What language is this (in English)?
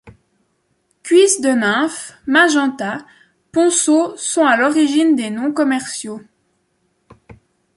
French